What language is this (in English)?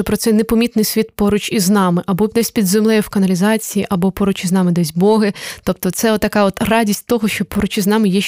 Ukrainian